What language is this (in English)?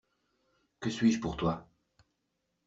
French